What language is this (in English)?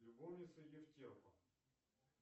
Russian